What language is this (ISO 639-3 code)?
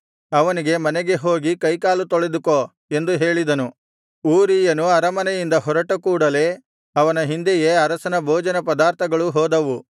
kan